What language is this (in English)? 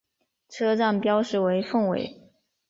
Chinese